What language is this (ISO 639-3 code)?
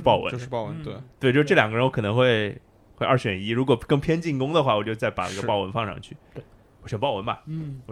zho